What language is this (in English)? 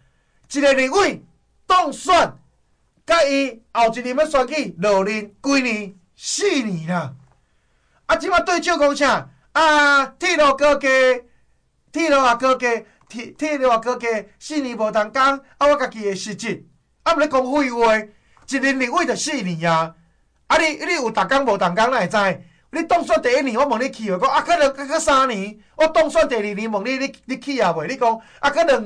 Chinese